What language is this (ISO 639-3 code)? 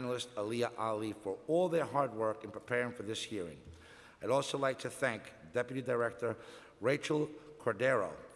eng